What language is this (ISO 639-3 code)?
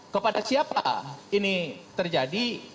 ind